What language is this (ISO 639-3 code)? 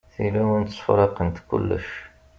kab